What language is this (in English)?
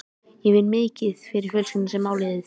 Icelandic